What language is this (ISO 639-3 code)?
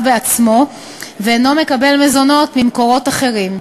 heb